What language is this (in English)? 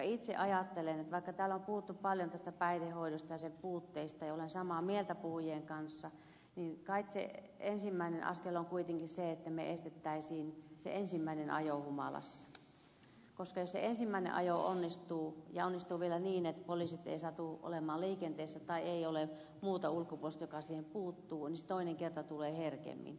Finnish